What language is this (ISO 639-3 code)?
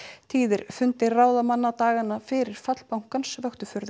isl